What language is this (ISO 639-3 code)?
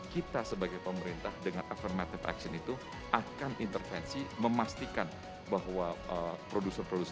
ind